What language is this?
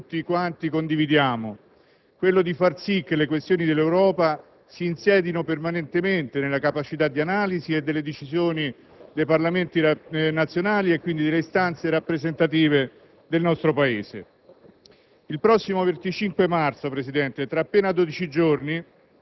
Italian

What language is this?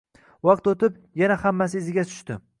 Uzbek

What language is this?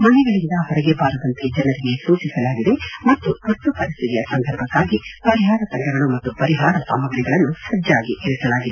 Kannada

